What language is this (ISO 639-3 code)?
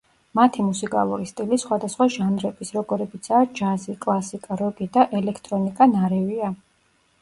kat